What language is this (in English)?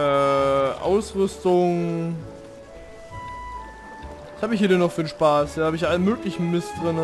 German